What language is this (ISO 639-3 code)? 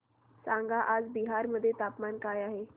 mar